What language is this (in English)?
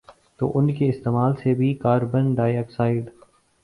Urdu